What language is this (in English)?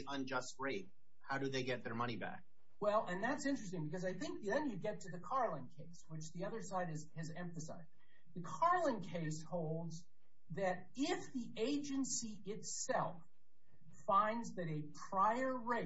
English